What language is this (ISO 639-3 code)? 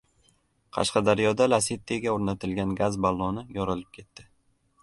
uzb